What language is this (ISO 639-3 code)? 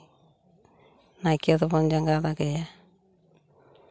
sat